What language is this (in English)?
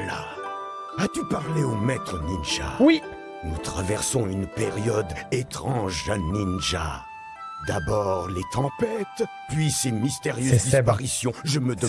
French